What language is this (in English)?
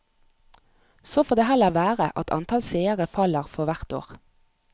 Norwegian